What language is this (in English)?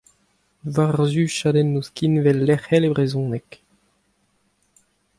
Breton